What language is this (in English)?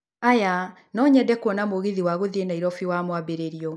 Kikuyu